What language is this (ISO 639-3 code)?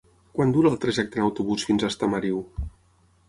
cat